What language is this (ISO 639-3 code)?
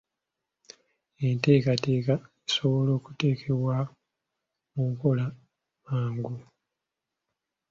lug